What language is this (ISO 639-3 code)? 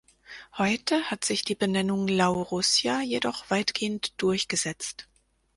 deu